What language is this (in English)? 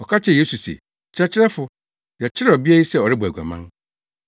Akan